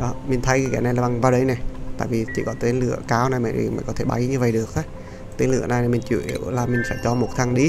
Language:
Vietnamese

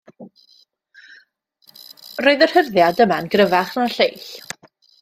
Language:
Welsh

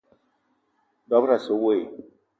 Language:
Eton (Cameroon)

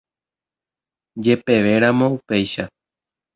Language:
Guarani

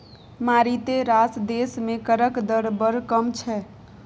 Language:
Maithili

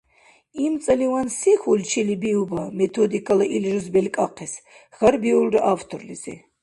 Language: Dargwa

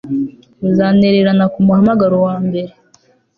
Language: Kinyarwanda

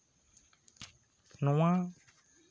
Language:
Santali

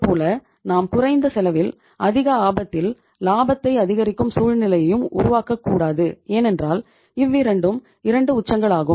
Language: Tamil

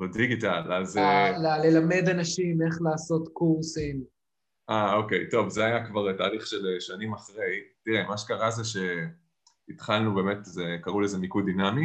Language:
Hebrew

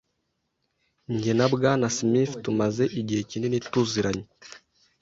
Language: Kinyarwanda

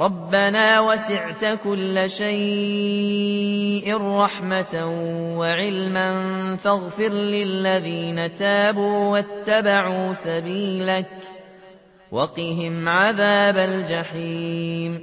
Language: Arabic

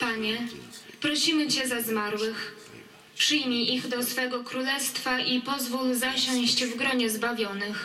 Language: Polish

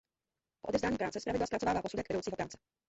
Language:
Czech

